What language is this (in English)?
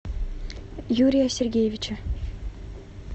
Russian